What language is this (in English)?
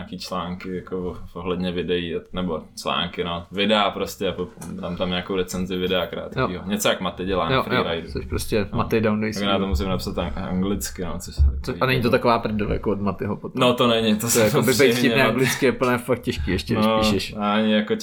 Czech